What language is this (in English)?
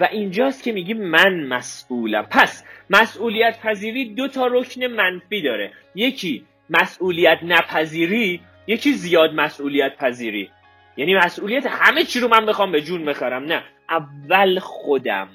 Persian